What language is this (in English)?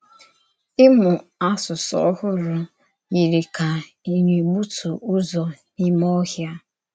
Igbo